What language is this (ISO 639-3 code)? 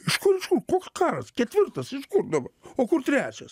lit